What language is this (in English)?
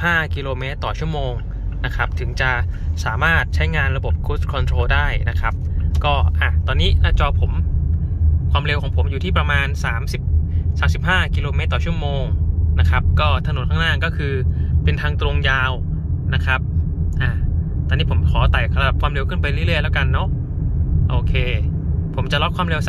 Thai